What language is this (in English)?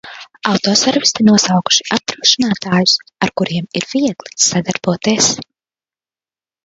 Latvian